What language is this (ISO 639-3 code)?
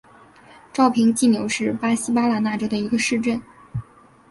zho